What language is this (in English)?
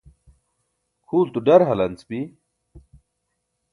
Burushaski